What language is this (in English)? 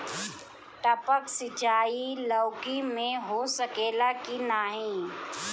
Bhojpuri